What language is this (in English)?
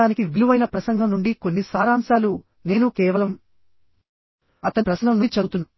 Telugu